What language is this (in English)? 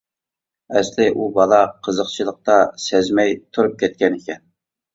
Uyghur